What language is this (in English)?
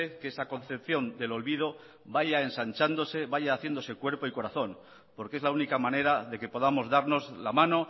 Spanish